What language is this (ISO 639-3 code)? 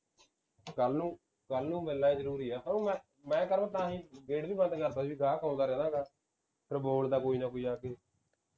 pan